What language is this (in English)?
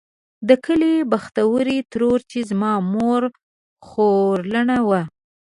Pashto